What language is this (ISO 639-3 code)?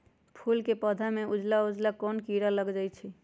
mag